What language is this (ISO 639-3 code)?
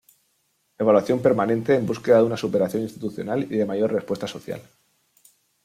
spa